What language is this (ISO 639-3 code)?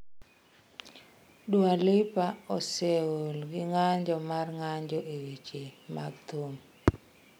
luo